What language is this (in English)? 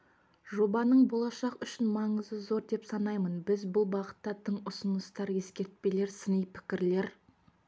Kazakh